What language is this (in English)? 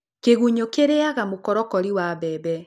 Kikuyu